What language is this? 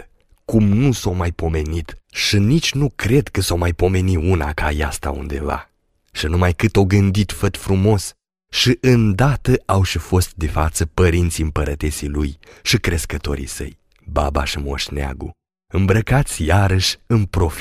Romanian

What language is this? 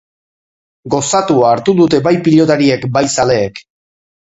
Basque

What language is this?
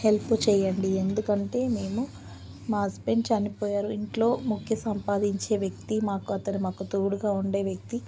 Telugu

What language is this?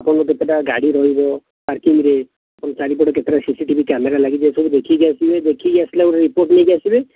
Odia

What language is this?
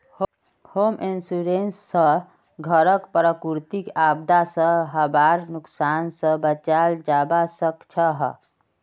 Magahi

